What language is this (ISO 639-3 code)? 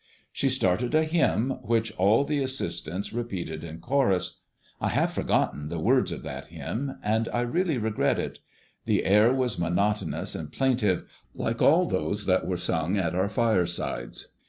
eng